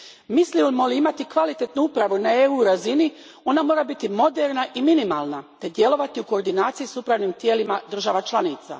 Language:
Croatian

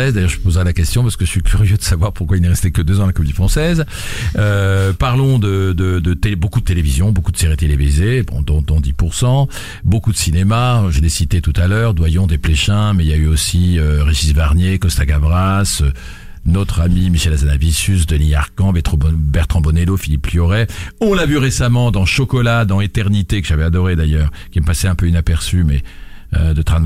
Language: French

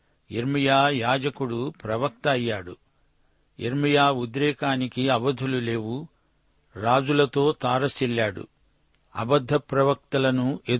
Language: Telugu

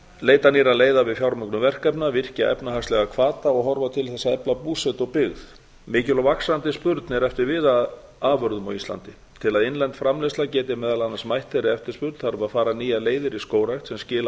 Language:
Icelandic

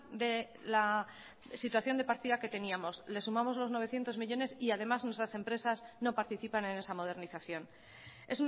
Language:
Spanish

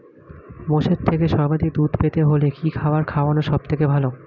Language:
Bangla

